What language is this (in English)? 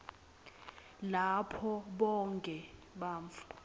Swati